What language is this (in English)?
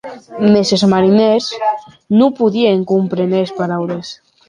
Occitan